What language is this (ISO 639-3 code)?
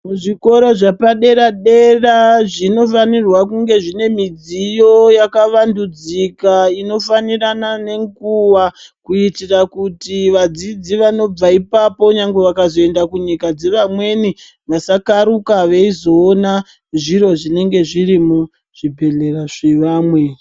ndc